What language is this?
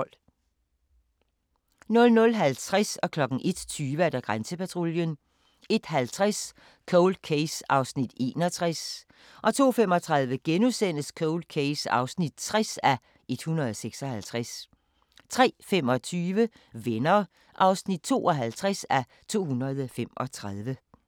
Danish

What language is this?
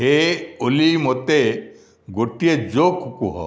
Odia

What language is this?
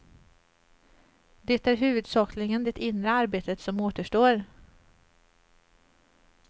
Swedish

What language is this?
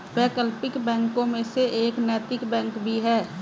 Hindi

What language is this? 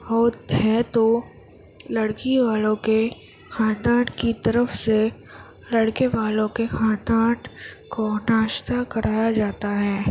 Urdu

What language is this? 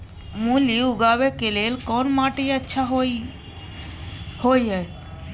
Maithili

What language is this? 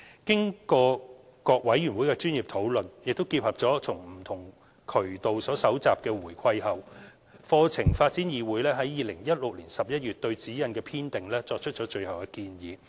Cantonese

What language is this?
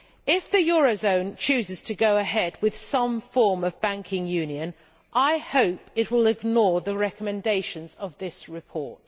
English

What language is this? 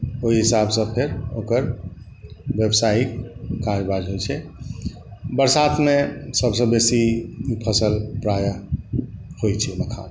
Maithili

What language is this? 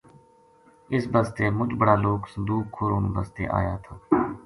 Gujari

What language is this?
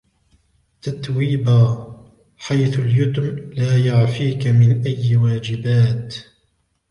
Arabic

